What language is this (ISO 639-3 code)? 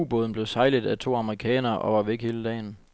dan